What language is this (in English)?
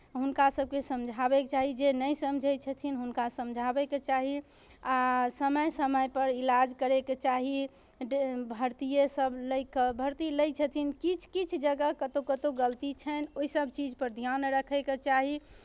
Maithili